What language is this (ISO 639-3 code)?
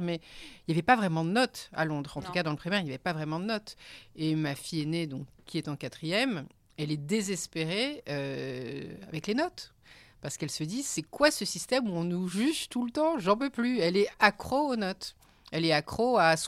fra